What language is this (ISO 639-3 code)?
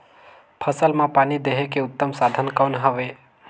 hne